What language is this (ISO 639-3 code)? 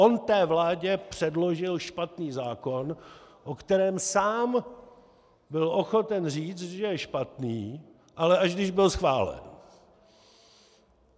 ces